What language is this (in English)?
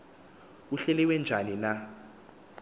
Xhosa